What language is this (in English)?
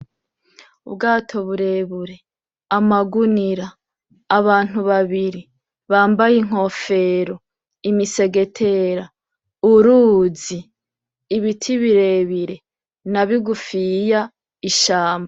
Rundi